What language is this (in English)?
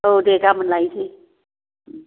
Bodo